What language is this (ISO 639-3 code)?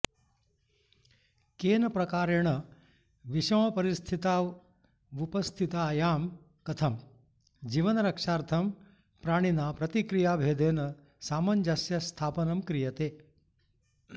san